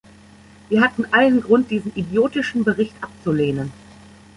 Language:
German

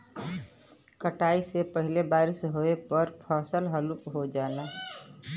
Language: Bhojpuri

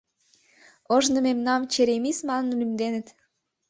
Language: Mari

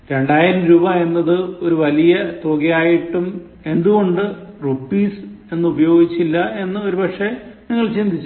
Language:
Malayalam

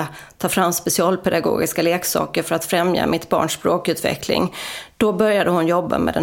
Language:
Swedish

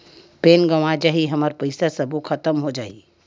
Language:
Chhattisgarhi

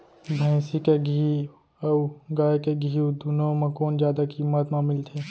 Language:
Chhattisgarhi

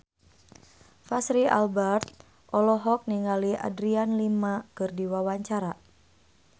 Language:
Sundanese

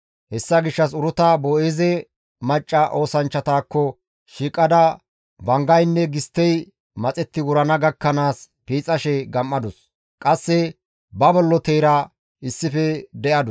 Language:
Gamo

